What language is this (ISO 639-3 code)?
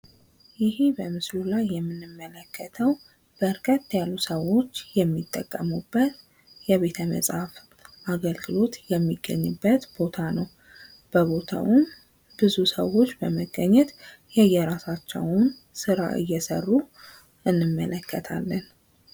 amh